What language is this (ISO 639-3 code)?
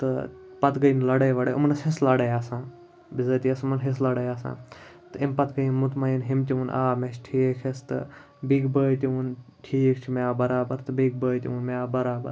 kas